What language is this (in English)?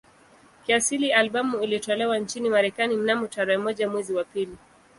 Swahili